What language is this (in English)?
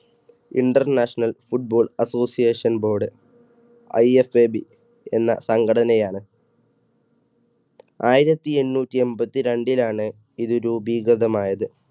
Malayalam